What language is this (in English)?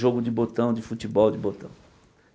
Portuguese